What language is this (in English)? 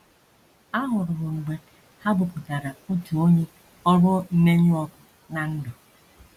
Igbo